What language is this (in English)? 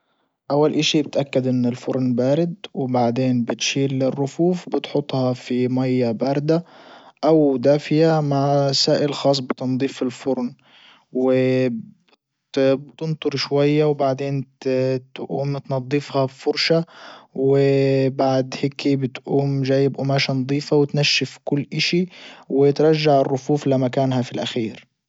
Libyan Arabic